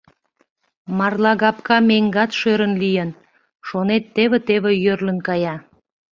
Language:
Mari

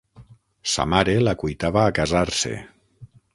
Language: Catalan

